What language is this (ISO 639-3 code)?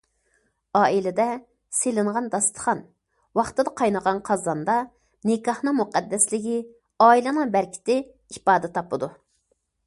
uig